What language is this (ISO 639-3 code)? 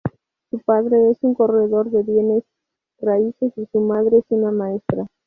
spa